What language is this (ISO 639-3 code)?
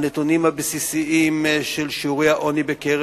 heb